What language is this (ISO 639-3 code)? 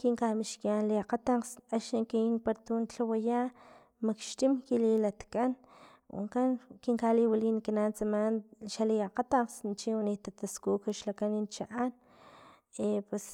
tlp